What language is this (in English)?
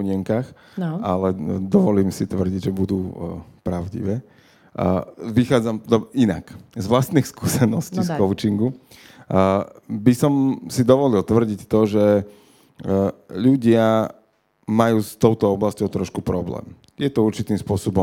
Slovak